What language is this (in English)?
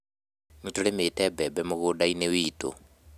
Kikuyu